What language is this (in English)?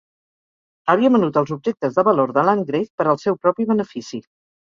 Catalan